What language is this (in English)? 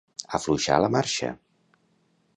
Catalan